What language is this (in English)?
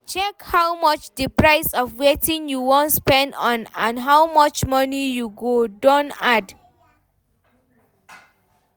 Nigerian Pidgin